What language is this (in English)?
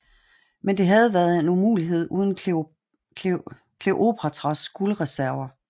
Danish